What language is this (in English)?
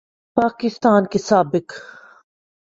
Urdu